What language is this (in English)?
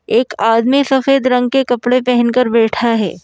Hindi